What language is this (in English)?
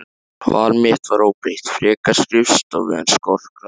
Icelandic